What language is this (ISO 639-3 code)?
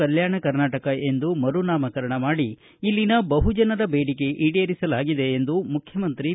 kan